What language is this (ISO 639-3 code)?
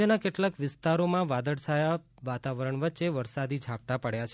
guj